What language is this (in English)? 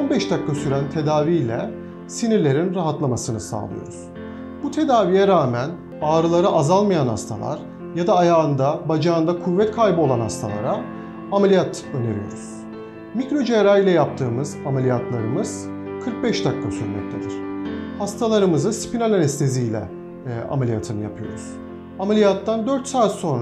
Turkish